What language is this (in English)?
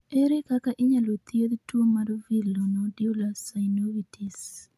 Luo (Kenya and Tanzania)